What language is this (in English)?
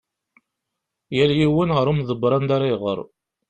Kabyle